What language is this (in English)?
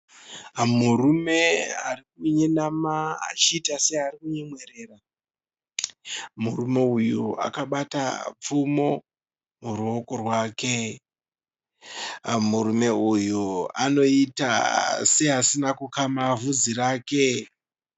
Shona